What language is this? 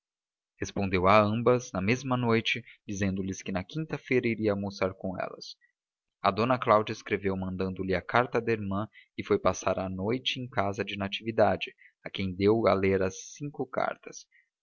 Portuguese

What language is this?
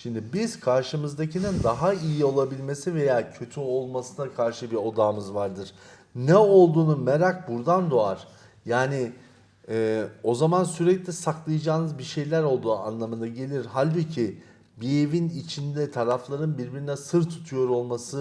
Turkish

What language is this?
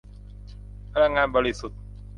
Thai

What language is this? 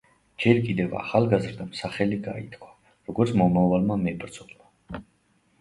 Georgian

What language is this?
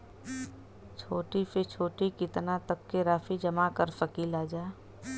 Bhojpuri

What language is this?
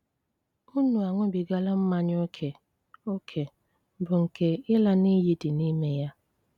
Igbo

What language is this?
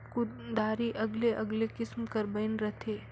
Chhattisgarhi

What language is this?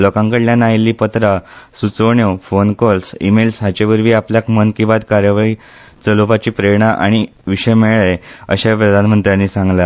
Konkani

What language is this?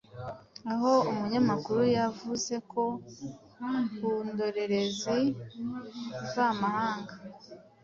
Kinyarwanda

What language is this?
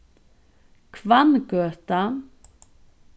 Faroese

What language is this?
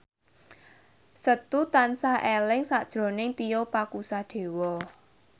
Javanese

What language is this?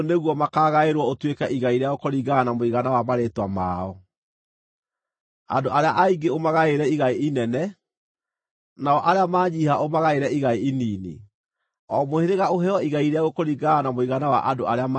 Kikuyu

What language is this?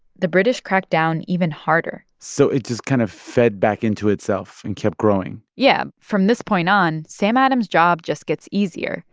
English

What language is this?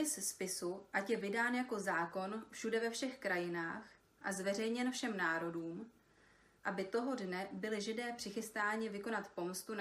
Czech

